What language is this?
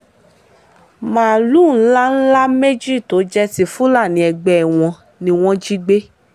Yoruba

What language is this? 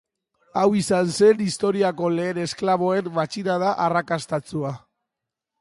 Basque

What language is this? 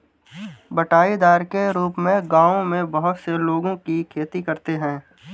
Hindi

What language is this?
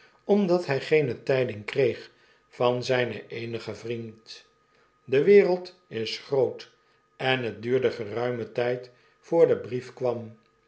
Dutch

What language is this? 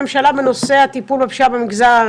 Hebrew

